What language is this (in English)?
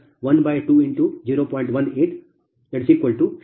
Kannada